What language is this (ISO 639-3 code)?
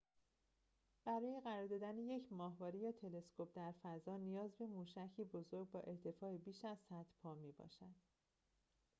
fas